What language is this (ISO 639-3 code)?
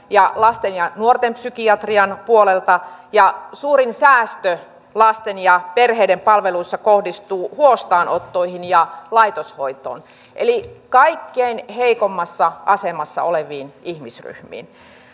fin